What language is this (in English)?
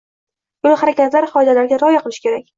Uzbek